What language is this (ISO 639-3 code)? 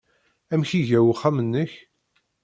kab